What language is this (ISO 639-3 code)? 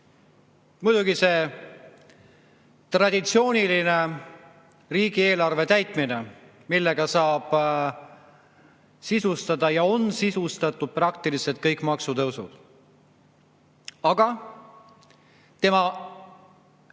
est